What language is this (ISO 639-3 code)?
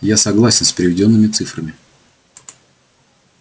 rus